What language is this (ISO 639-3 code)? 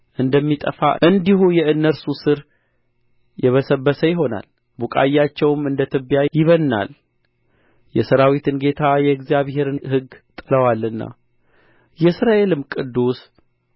amh